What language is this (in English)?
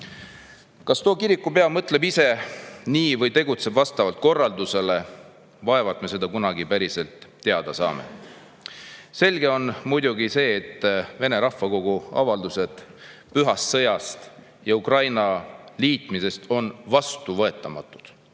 Estonian